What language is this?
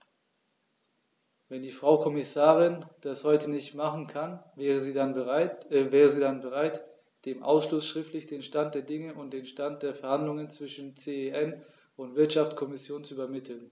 German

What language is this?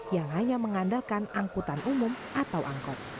Indonesian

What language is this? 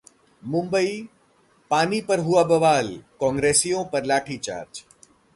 Hindi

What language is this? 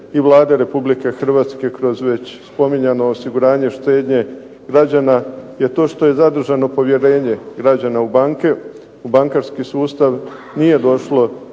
Croatian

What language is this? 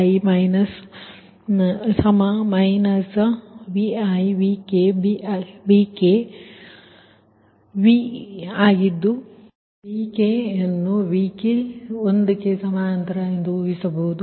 Kannada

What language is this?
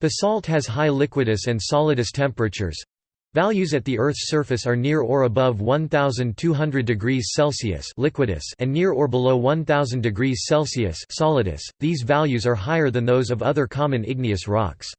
English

